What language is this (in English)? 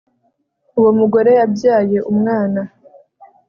Kinyarwanda